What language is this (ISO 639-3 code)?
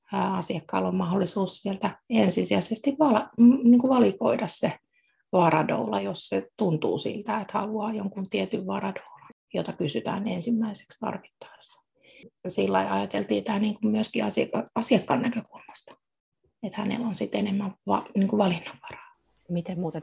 fin